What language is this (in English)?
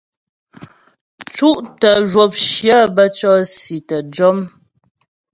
Ghomala